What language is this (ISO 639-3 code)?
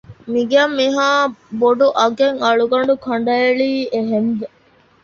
div